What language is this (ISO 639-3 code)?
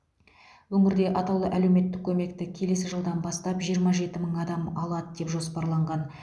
kaz